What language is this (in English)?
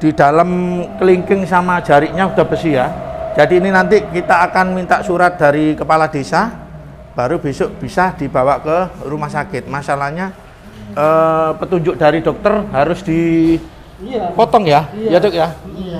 Indonesian